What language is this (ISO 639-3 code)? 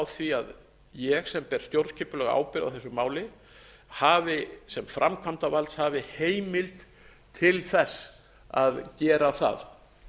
isl